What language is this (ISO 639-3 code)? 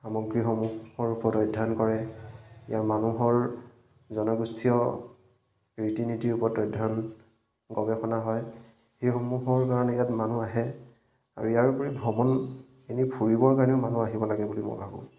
asm